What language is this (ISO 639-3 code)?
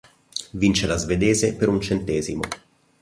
ita